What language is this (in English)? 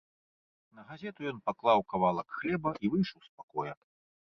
Belarusian